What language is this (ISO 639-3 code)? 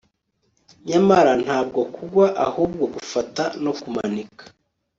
kin